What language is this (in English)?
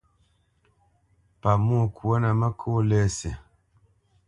Bamenyam